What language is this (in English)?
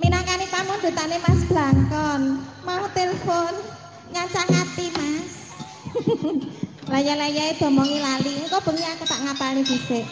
Indonesian